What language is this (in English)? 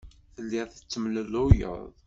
Kabyle